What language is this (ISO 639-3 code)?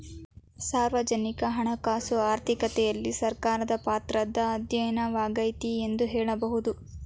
kan